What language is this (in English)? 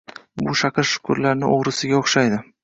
Uzbek